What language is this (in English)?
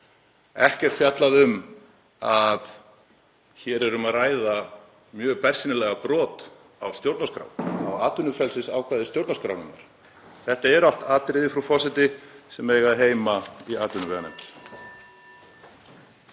Icelandic